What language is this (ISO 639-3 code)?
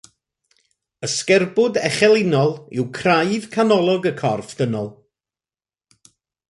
cym